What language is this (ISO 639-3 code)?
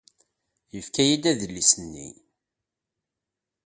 kab